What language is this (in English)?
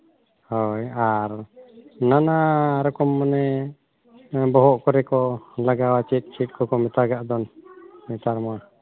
Santali